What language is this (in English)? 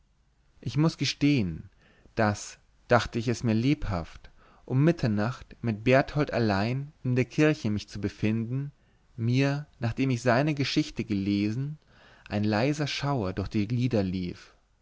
German